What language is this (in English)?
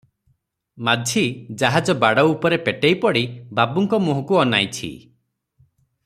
Odia